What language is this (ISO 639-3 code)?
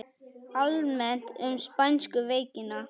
isl